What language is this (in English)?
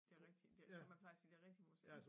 Danish